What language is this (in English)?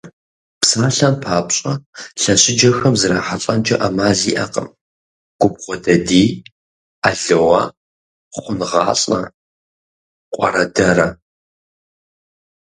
Kabardian